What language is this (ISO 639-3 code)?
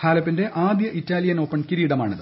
mal